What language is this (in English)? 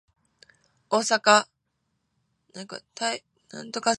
Japanese